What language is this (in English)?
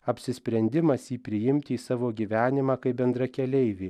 Lithuanian